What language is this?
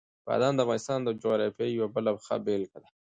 Pashto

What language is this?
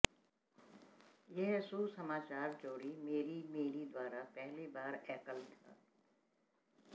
Hindi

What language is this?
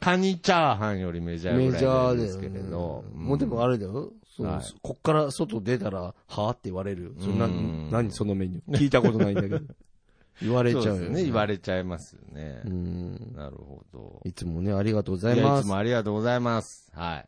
Japanese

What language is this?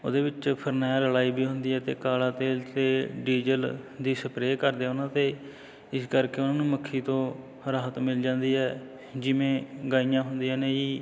Punjabi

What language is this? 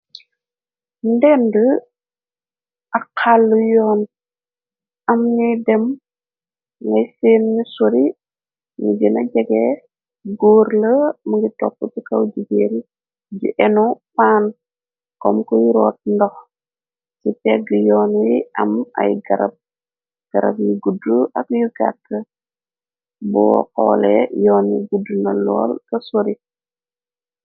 Wolof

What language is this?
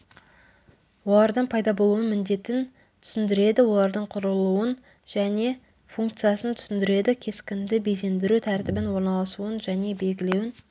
Kazakh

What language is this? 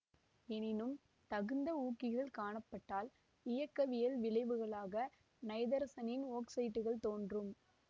Tamil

